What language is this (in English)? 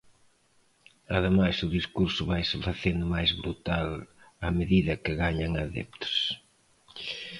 Galician